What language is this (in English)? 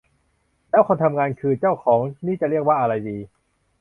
Thai